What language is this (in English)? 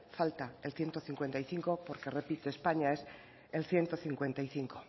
Spanish